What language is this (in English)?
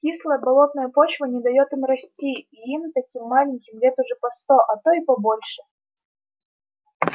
Russian